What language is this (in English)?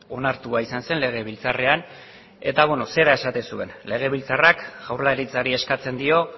Basque